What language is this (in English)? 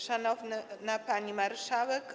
Polish